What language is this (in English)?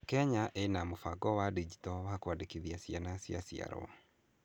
Kikuyu